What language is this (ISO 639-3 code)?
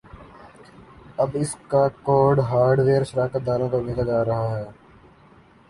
urd